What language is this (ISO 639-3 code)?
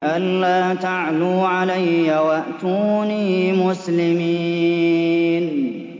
ara